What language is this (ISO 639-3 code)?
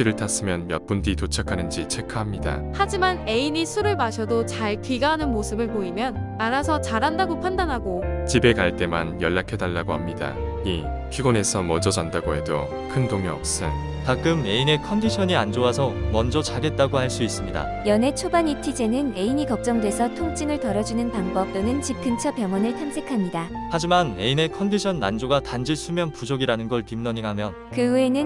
kor